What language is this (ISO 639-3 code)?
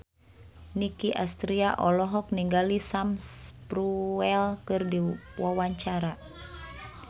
sun